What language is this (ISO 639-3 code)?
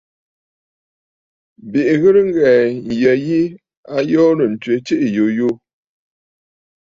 bfd